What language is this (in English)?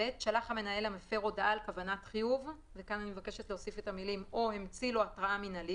Hebrew